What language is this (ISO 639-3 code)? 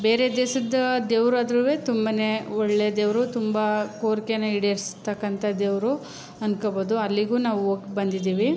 kan